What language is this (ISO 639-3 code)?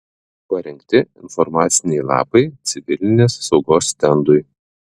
lit